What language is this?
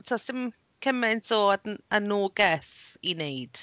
Welsh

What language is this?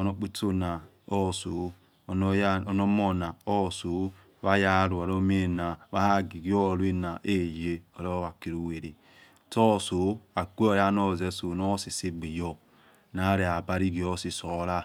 Yekhee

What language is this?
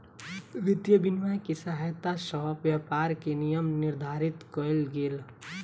Maithili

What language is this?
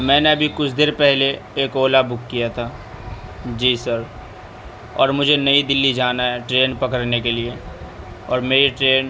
Urdu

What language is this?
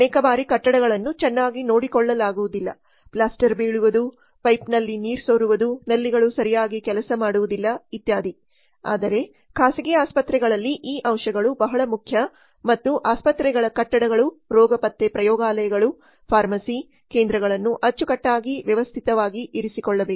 Kannada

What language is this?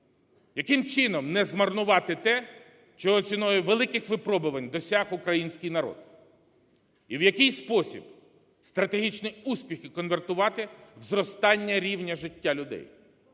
Ukrainian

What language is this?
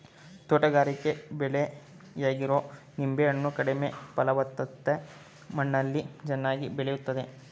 Kannada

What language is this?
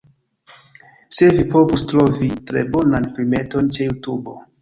Esperanto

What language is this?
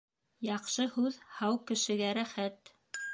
Bashkir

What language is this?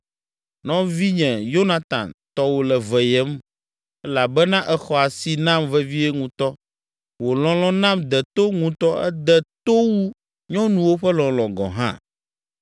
Ewe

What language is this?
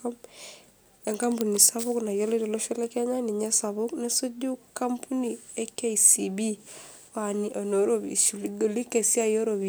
Masai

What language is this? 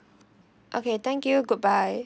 English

